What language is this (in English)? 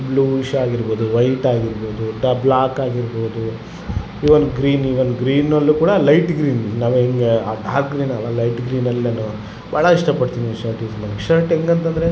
Kannada